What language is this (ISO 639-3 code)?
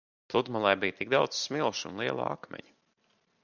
lav